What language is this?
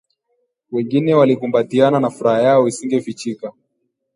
Swahili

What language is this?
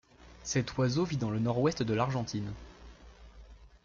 French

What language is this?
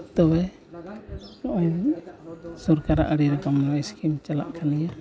Santali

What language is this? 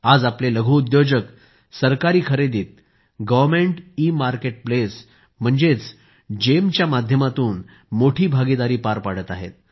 Marathi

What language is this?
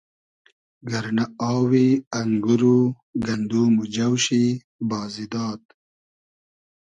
Hazaragi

